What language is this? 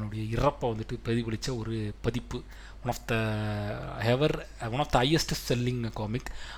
Tamil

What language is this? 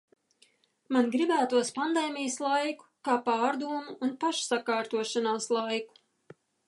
Latvian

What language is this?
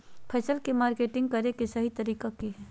Magahi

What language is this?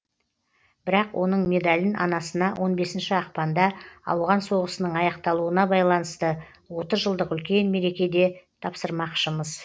Kazakh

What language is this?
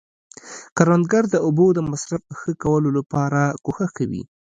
Pashto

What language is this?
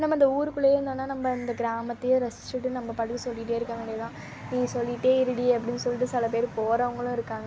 Tamil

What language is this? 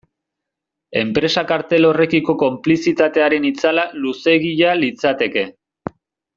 Basque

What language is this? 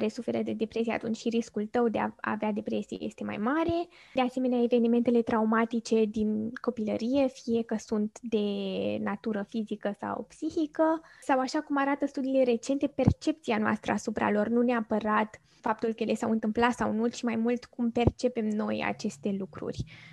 Romanian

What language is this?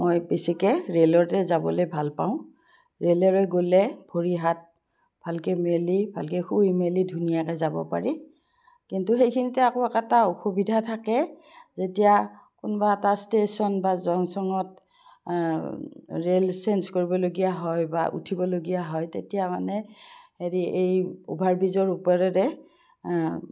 Assamese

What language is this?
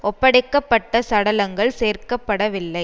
Tamil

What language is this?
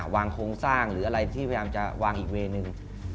Thai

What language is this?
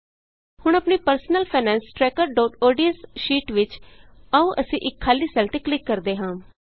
Punjabi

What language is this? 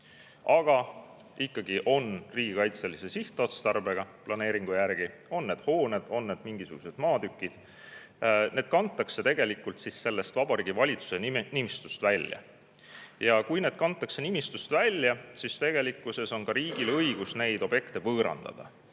Estonian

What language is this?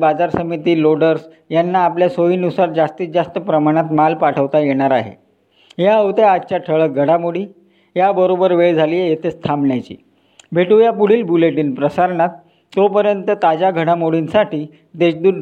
Marathi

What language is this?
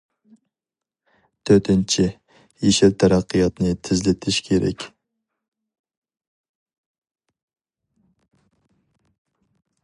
Uyghur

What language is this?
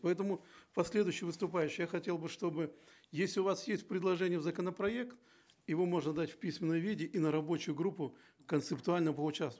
Kazakh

